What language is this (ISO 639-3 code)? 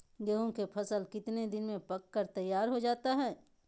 mag